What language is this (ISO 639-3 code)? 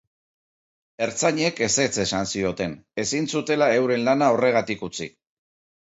eus